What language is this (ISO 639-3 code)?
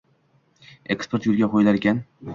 uzb